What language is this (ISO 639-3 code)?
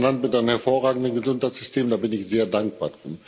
deu